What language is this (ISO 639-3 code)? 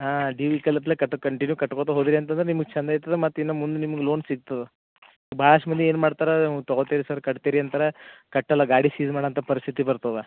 kan